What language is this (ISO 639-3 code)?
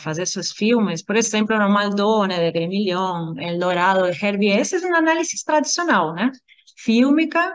por